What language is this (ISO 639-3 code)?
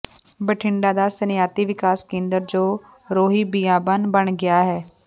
pan